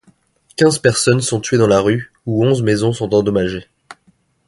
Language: French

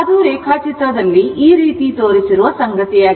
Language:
Kannada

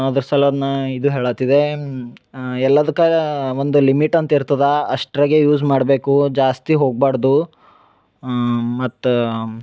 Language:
Kannada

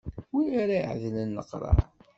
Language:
Kabyle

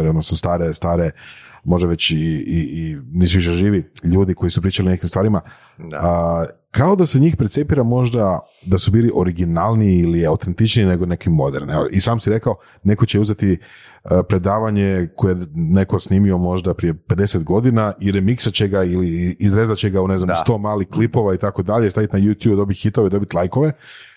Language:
Croatian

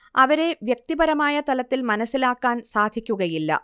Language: Malayalam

